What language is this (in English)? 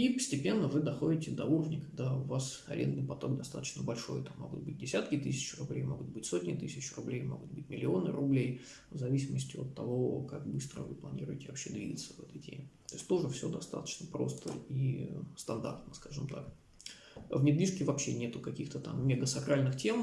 Russian